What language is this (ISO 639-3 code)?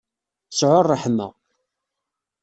kab